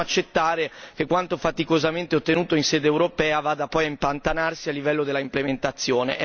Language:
Italian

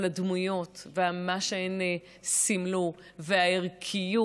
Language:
Hebrew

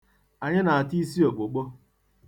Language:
Igbo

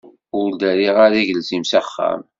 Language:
Kabyle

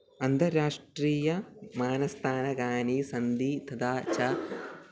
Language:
Sanskrit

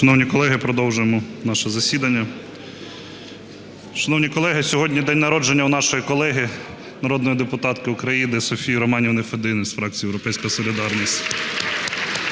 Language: Ukrainian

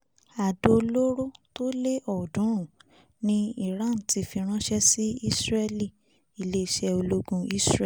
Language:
Yoruba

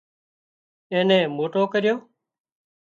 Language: Wadiyara Koli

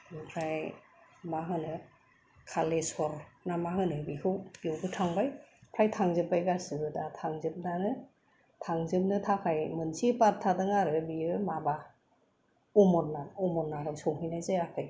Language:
Bodo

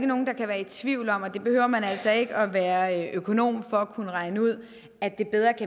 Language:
Danish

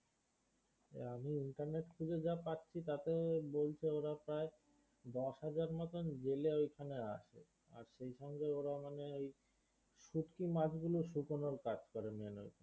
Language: Bangla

